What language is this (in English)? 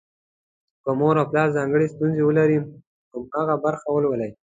Pashto